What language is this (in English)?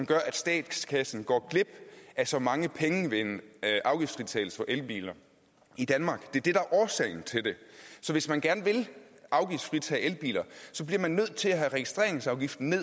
Danish